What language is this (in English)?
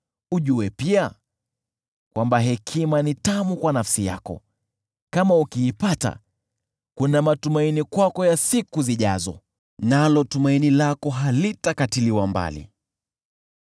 Swahili